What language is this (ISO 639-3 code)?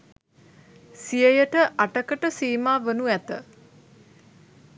sin